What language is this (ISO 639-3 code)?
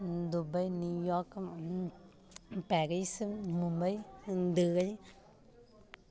mai